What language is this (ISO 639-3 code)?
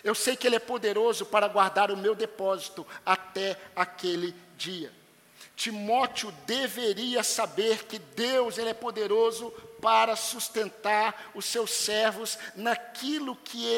por